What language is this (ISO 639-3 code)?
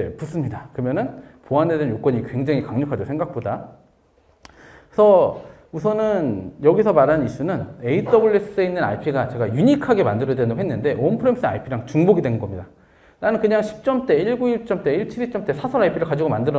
kor